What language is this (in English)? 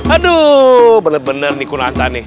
Indonesian